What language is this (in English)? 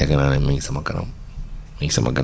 Wolof